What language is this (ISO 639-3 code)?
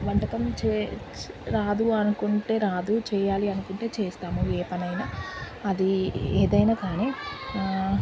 tel